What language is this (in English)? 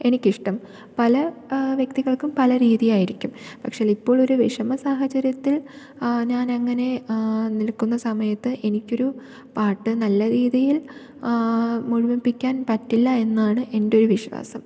Malayalam